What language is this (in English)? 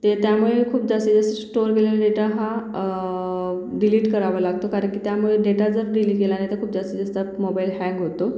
Marathi